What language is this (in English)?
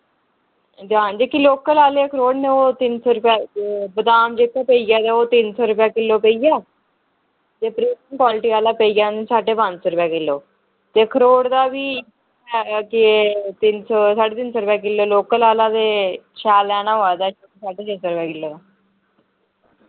Dogri